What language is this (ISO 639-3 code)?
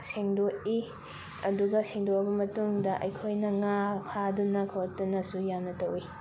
mni